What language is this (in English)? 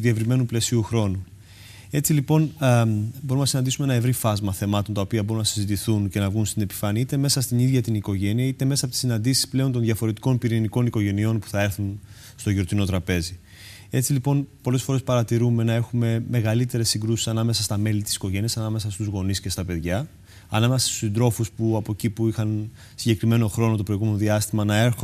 Greek